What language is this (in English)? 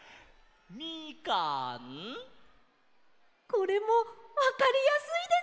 Japanese